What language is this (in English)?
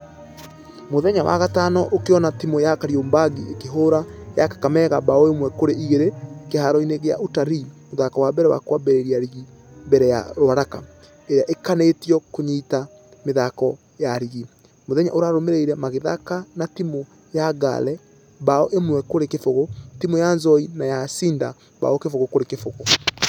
Kikuyu